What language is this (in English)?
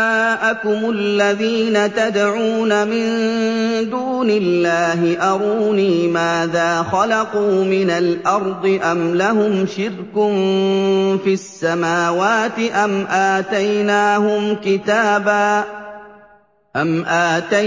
Arabic